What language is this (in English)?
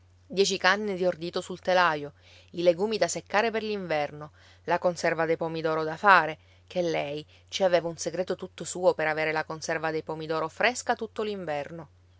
Italian